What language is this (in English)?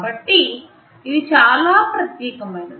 Telugu